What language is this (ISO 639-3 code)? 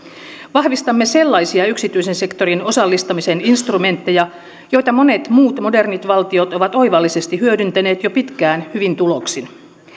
fin